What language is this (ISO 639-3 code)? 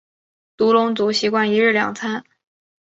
zho